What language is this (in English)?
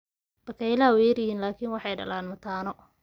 Somali